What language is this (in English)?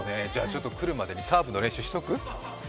Japanese